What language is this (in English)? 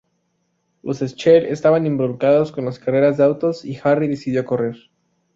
Spanish